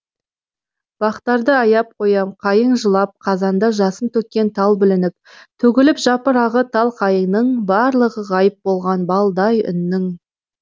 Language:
Kazakh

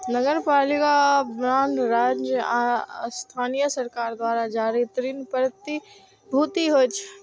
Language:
Maithili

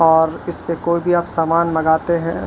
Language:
Urdu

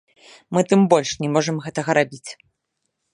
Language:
Belarusian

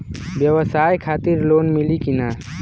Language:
Bhojpuri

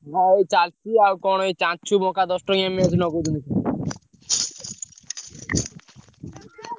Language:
Odia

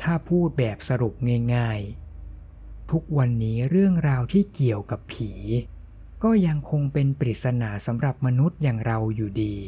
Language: Thai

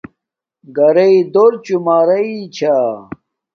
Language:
Domaaki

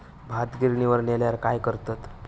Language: Marathi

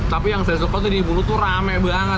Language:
Indonesian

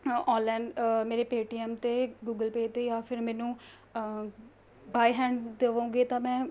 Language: Punjabi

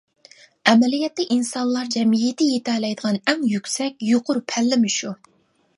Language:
Uyghur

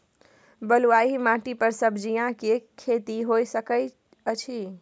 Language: Maithili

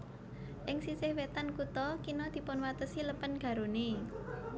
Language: Javanese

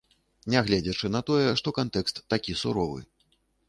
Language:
Belarusian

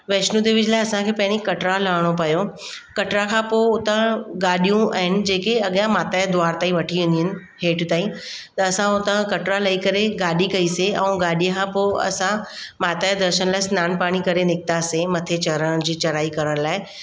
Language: Sindhi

